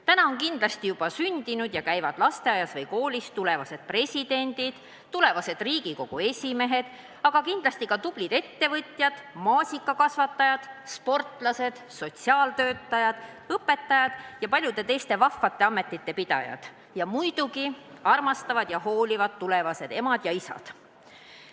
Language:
Estonian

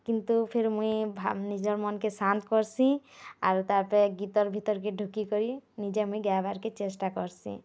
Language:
Odia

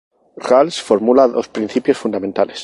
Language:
Spanish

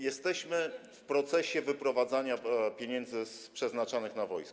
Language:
Polish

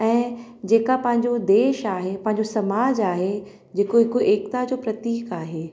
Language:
Sindhi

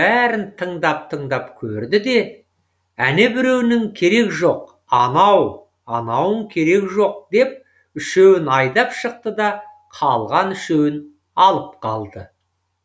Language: Kazakh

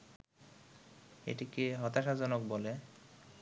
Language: Bangla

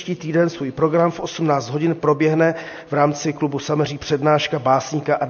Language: Czech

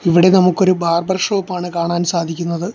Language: Malayalam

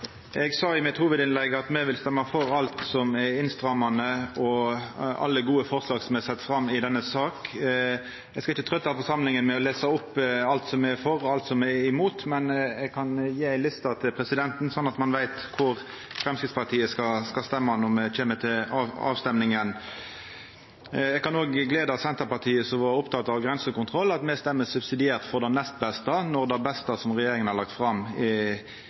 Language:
Norwegian Nynorsk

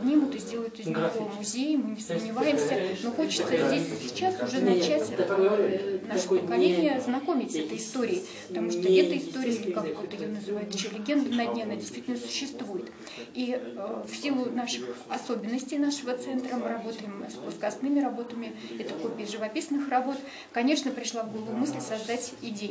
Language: Russian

